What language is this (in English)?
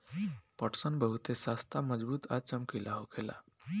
Bhojpuri